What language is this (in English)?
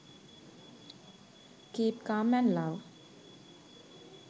Sinhala